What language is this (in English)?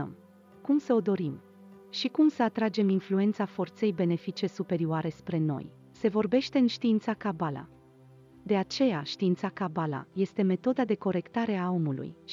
Romanian